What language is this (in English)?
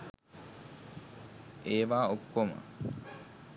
Sinhala